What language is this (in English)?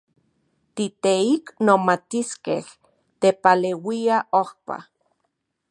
Central Puebla Nahuatl